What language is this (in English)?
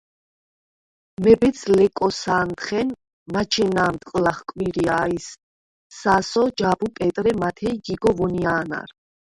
Svan